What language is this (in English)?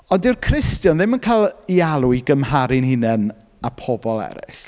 Welsh